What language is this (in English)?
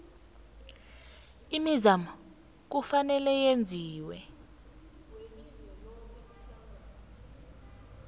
South Ndebele